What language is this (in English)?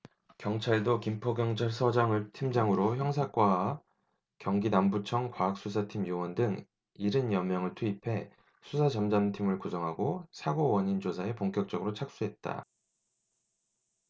Korean